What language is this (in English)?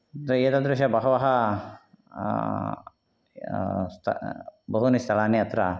Sanskrit